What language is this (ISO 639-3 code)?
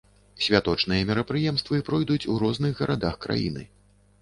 bel